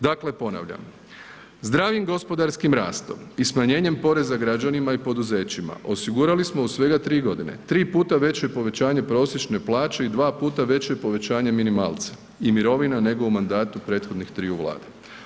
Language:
Croatian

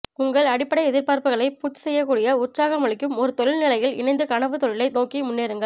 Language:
Tamil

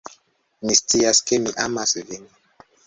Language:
Esperanto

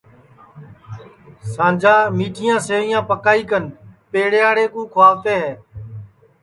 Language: Sansi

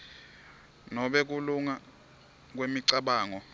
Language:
Swati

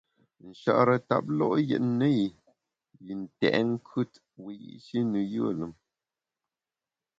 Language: Bamun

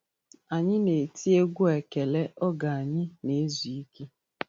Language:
Igbo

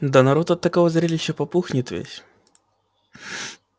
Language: Russian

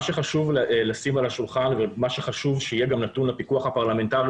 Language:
Hebrew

